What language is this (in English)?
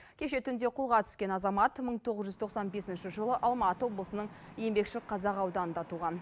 Kazakh